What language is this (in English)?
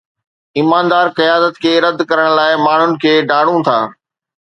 Sindhi